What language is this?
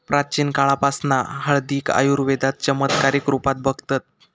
Marathi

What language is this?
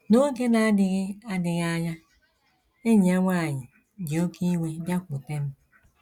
Igbo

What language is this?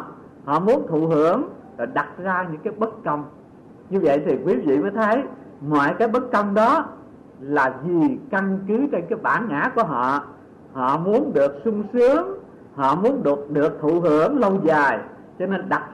Vietnamese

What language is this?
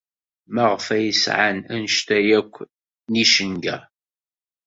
Kabyle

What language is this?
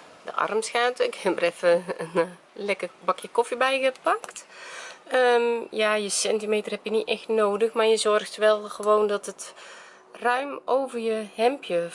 Dutch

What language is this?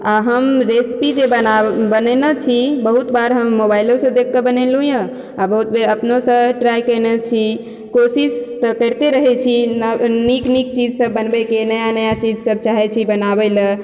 Maithili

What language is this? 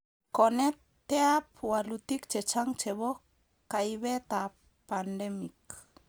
Kalenjin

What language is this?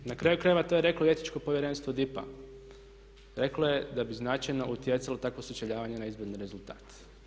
Croatian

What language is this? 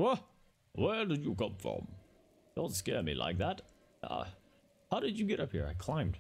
English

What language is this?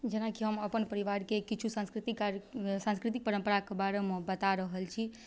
Maithili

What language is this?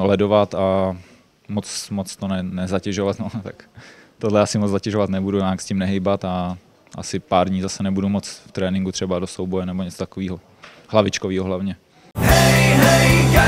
Czech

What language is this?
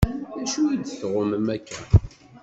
Kabyle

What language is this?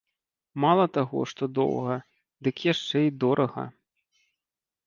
Belarusian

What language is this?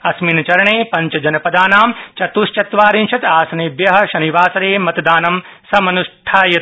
Sanskrit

